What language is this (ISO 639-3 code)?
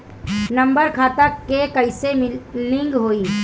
bho